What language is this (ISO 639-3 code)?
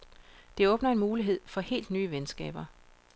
dan